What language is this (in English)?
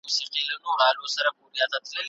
Pashto